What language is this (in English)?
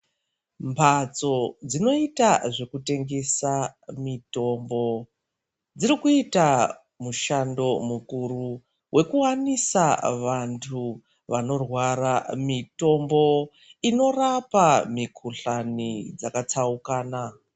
Ndau